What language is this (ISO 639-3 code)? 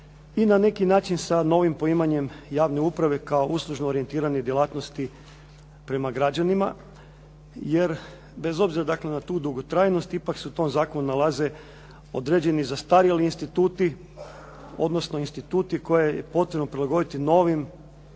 hrv